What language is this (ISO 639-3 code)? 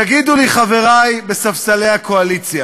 heb